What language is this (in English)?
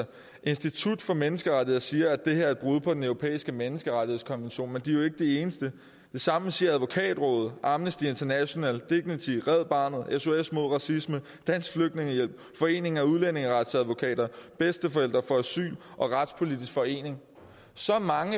Danish